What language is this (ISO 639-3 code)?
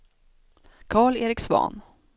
swe